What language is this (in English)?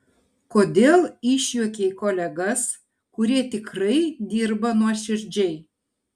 Lithuanian